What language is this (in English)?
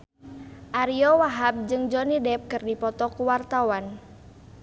Sundanese